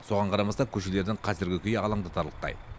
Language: Kazakh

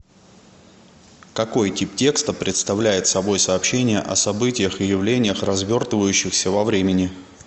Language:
Russian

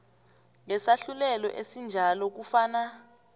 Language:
South Ndebele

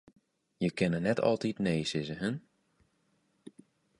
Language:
Western Frisian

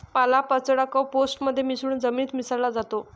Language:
Marathi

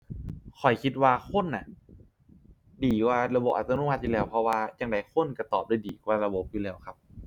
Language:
Thai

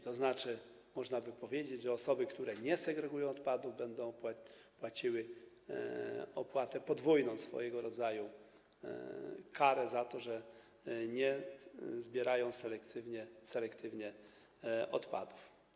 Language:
Polish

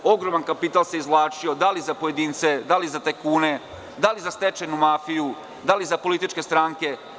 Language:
Serbian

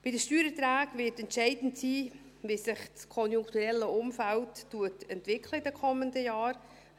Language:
Swiss German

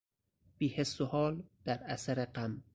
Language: Persian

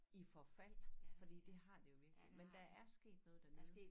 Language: Danish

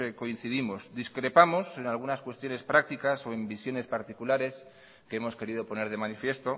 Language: Spanish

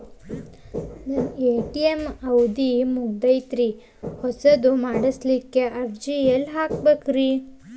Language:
Kannada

